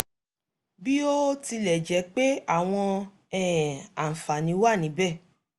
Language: Yoruba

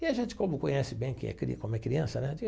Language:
Portuguese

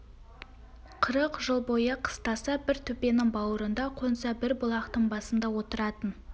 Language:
Kazakh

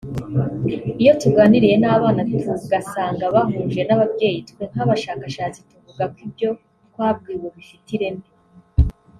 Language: Kinyarwanda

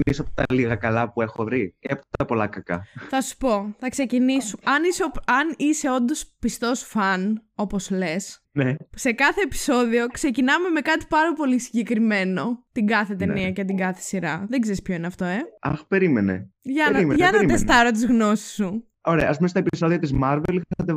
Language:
Greek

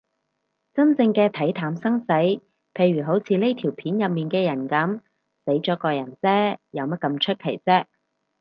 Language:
Cantonese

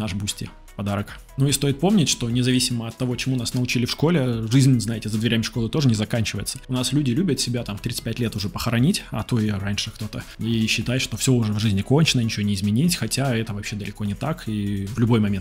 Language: Russian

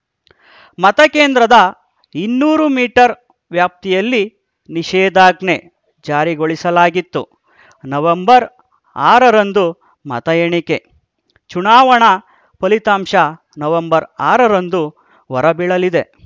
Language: Kannada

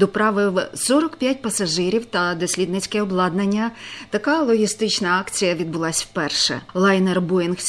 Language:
Ukrainian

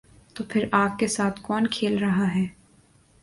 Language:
Urdu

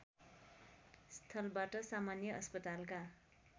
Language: Nepali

